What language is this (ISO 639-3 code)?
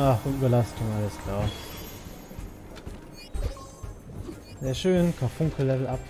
deu